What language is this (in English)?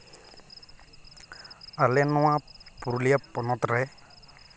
Santali